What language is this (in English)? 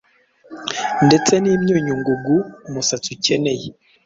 Kinyarwanda